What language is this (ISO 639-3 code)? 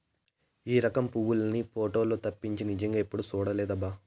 tel